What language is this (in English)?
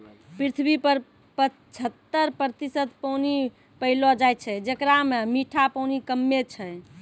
Maithili